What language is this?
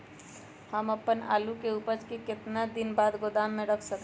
Magahi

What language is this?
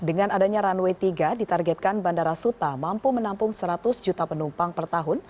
Indonesian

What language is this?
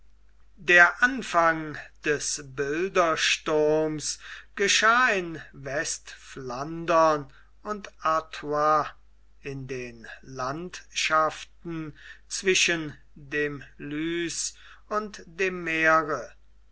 German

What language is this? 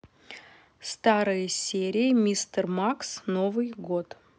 Russian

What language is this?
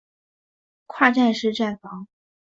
Chinese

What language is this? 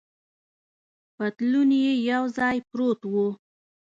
Pashto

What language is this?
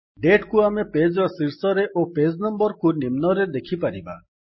Odia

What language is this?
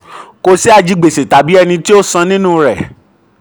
Yoruba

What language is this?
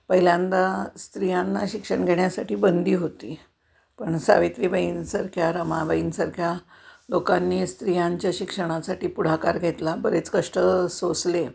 Marathi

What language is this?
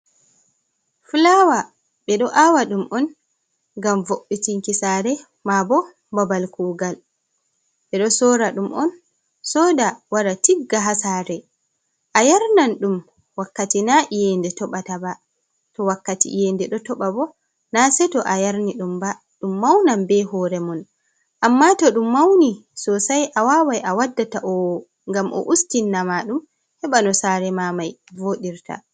Fula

